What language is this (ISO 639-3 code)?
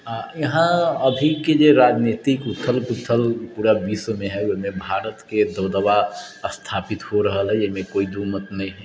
mai